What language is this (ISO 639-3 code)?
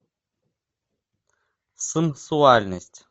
rus